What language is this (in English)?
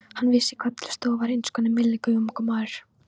Icelandic